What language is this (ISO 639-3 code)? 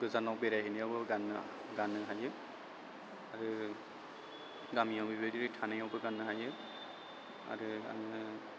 brx